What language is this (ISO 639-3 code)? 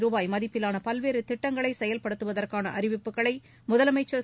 tam